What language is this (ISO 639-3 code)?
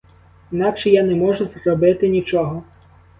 ukr